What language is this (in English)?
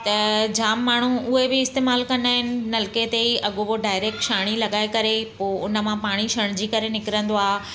Sindhi